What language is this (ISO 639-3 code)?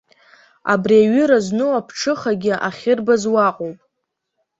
abk